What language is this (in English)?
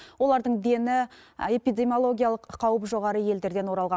Kazakh